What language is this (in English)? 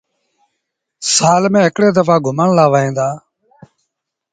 Sindhi Bhil